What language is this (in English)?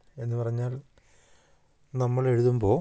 Malayalam